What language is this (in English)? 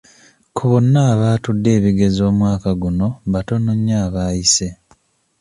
Ganda